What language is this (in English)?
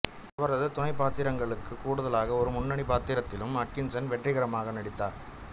Tamil